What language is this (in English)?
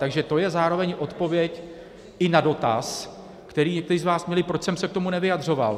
Czech